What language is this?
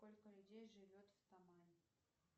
Russian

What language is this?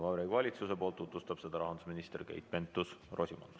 Estonian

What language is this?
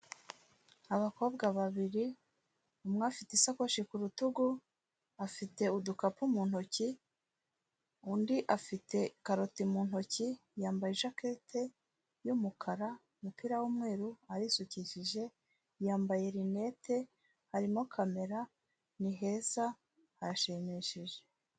Kinyarwanda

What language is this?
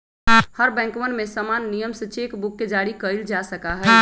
Magahi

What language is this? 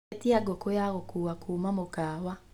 Kikuyu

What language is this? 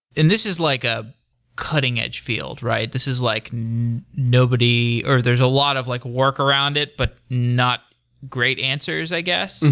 English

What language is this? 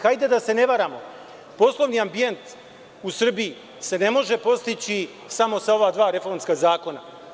Serbian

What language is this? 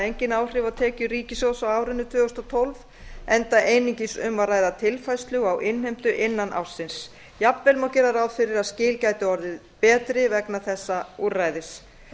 Icelandic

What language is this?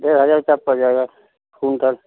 Hindi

